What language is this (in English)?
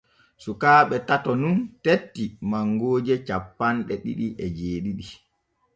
Borgu Fulfulde